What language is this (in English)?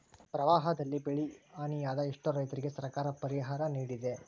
Kannada